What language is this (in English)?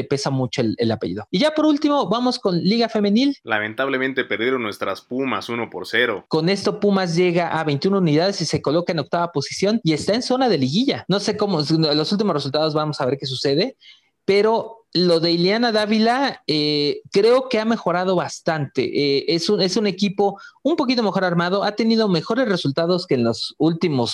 Spanish